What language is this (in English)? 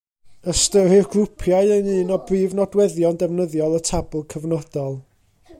Welsh